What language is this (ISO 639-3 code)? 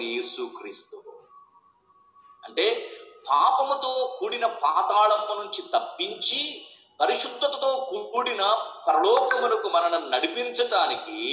tel